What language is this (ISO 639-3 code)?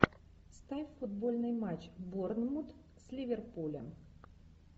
rus